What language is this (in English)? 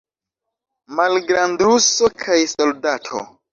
Esperanto